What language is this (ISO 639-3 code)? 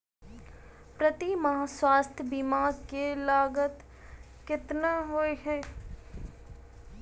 mai